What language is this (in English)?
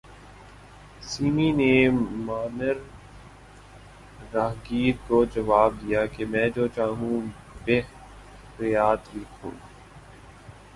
Urdu